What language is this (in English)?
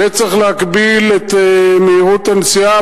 Hebrew